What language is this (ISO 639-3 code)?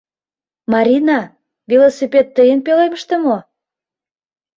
chm